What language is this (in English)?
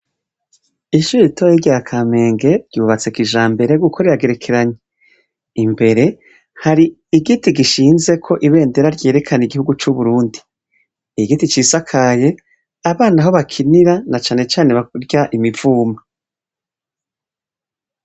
Rundi